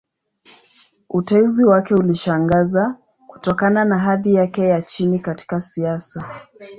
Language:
Swahili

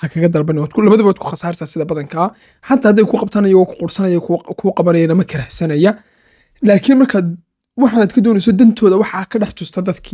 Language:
Arabic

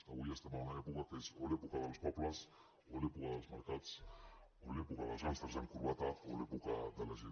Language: Catalan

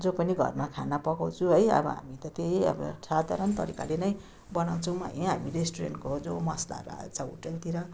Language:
Nepali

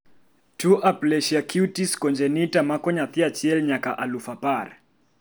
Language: Luo (Kenya and Tanzania)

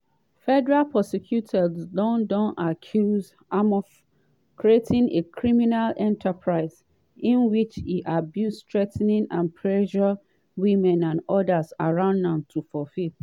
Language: Nigerian Pidgin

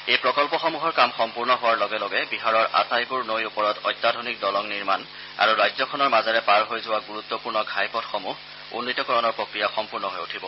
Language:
Assamese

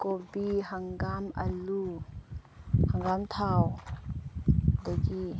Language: Manipuri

